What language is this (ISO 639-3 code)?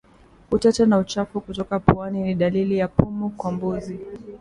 swa